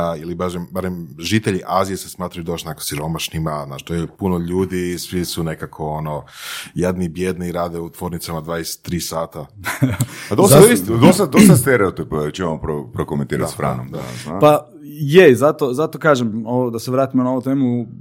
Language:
Croatian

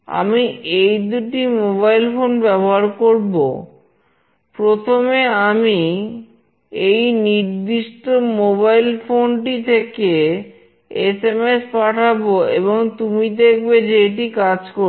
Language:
Bangla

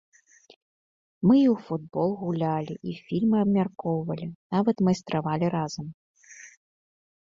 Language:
Belarusian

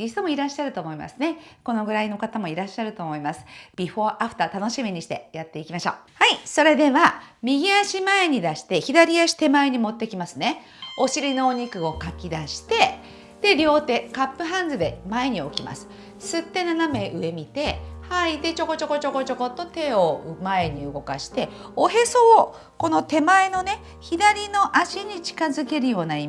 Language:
Japanese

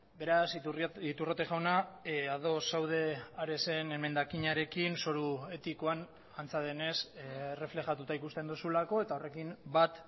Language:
Basque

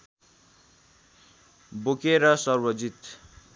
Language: Nepali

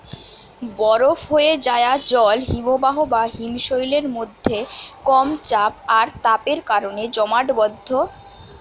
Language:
Bangla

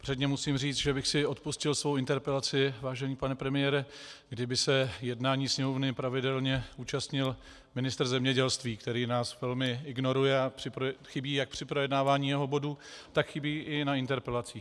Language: Czech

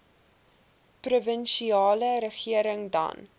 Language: Afrikaans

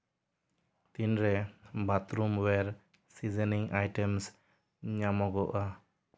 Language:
Santali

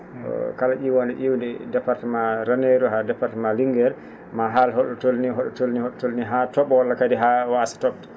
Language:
Fula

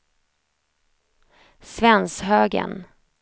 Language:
Swedish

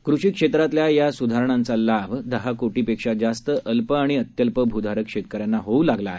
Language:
Marathi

